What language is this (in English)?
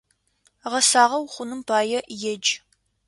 Adyghe